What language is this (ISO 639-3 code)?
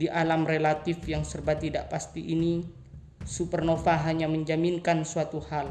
ind